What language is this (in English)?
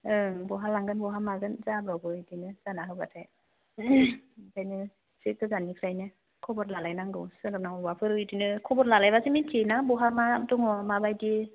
Bodo